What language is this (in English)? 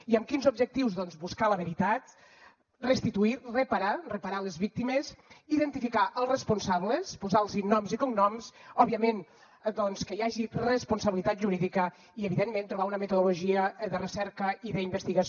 Catalan